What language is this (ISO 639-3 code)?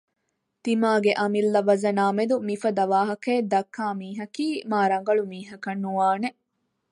div